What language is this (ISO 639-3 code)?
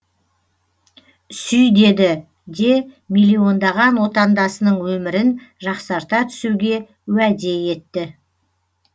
kaz